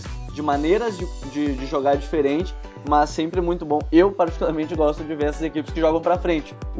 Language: Portuguese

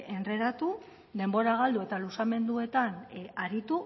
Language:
Basque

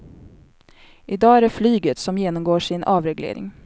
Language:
Swedish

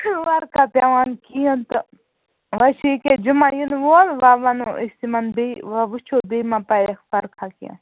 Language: Kashmiri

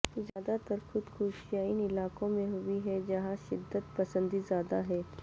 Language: Urdu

